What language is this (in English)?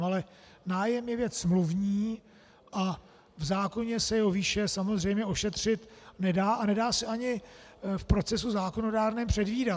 Czech